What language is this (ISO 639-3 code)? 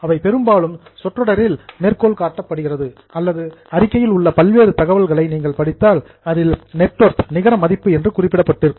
tam